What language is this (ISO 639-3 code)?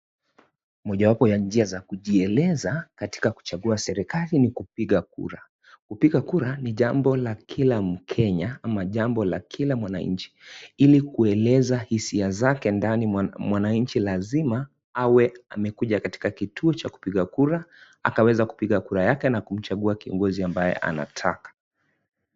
swa